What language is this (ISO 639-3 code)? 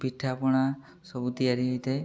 ori